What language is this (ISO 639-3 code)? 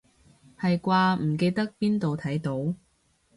yue